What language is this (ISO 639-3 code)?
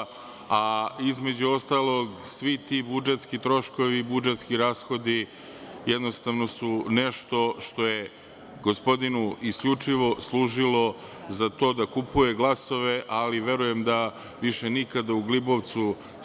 srp